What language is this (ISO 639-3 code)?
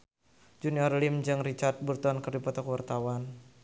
sun